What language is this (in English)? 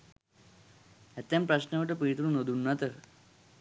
Sinhala